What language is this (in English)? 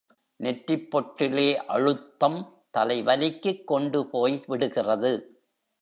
Tamil